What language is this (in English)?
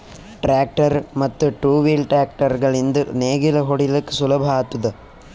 Kannada